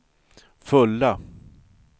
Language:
Swedish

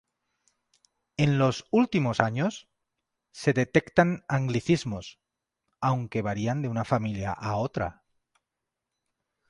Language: Spanish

